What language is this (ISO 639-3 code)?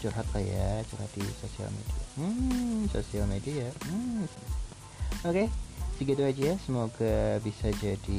ind